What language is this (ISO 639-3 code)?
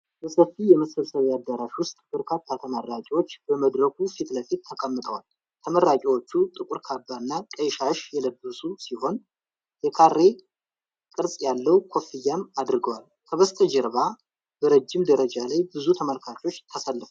amh